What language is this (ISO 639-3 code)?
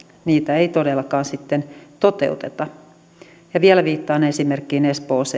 fin